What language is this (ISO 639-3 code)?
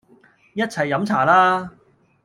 yue